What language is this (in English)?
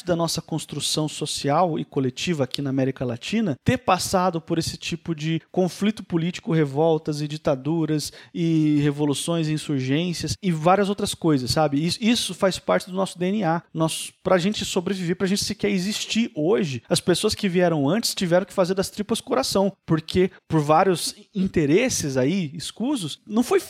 Portuguese